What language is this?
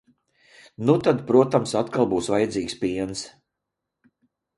Latvian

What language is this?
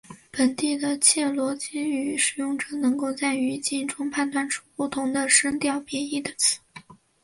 Chinese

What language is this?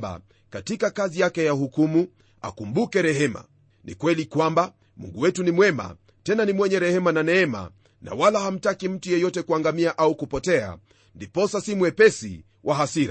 Swahili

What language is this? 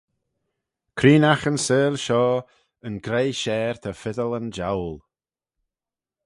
Manx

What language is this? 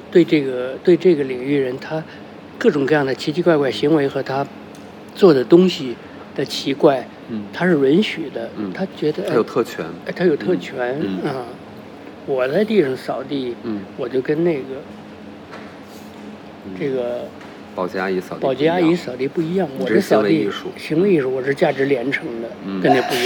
Chinese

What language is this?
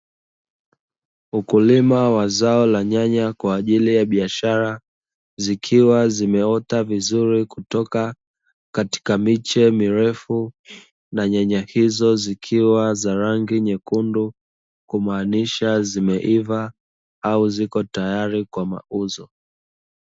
Swahili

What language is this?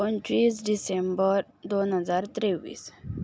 Konkani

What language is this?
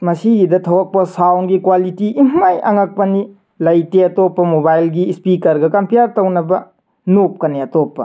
Manipuri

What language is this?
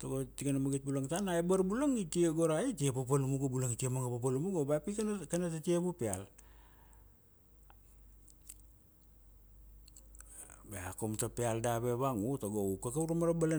Kuanua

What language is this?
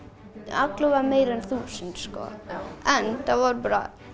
Icelandic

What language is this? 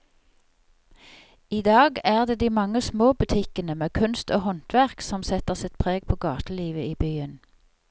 Norwegian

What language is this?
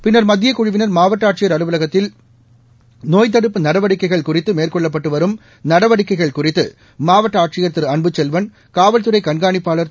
Tamil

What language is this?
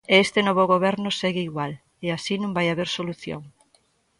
Galician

